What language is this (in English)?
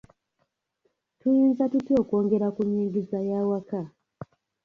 Ganda